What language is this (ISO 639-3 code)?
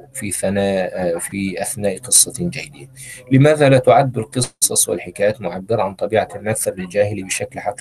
ara